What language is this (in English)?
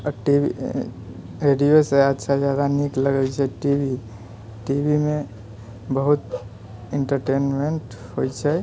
Maithili